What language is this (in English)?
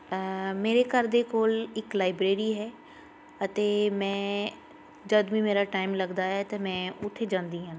Punjabi